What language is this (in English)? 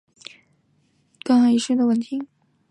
Chinese